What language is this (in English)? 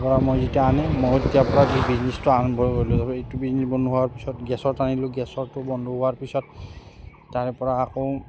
Assamese